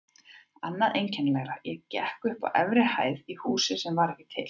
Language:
Icelandic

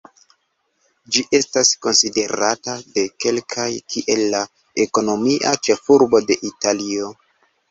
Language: Esperanto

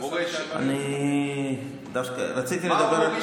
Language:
Hebrew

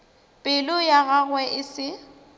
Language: Northern Sotho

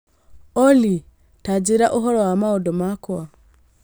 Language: Kikuyu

